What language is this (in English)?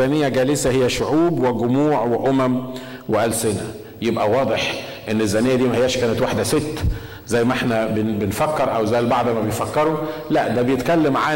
Arabic